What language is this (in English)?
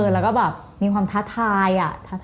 Thai